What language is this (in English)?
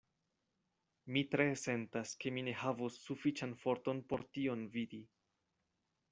Esperanto